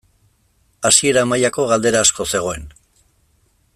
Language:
Basque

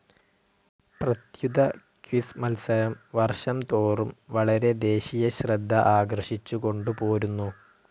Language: Malayalam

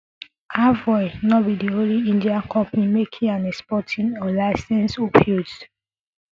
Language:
Nigerian Pidgin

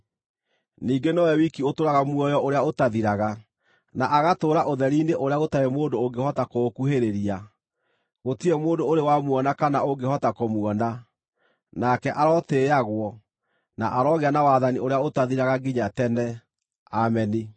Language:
Kikuyu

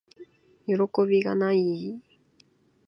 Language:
Japanese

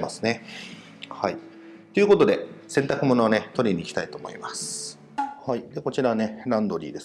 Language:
Japanese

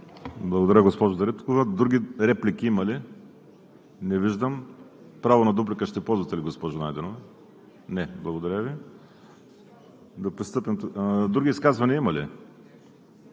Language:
Bulgarian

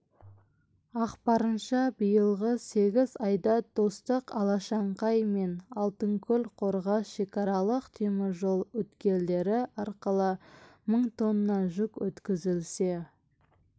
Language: Kazakh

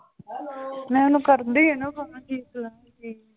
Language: Punjabi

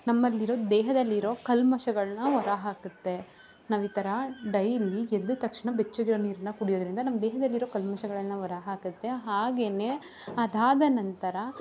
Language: Kannada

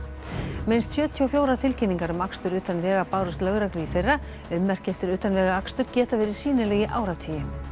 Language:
Icelandic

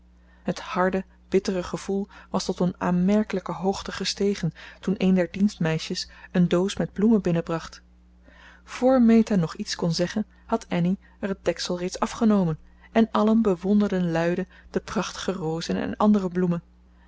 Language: Dutch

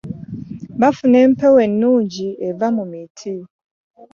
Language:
Ganda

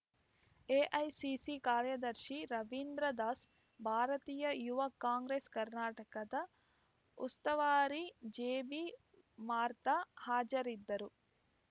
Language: Kannada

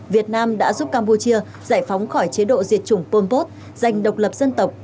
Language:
Vietnamese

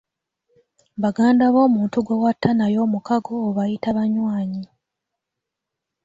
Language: Ganda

